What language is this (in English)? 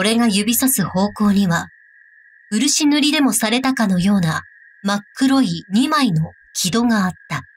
Japanese